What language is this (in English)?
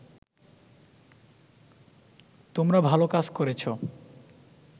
Bangla